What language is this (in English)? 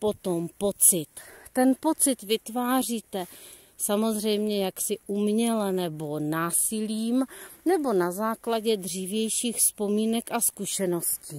Czech